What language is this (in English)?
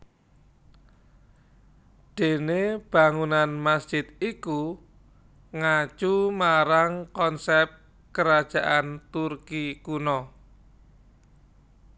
Javanese